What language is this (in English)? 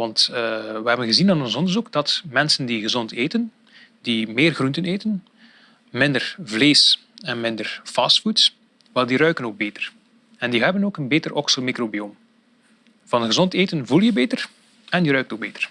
Dutch